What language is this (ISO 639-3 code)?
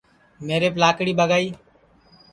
ssi